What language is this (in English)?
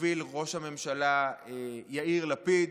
Hebrew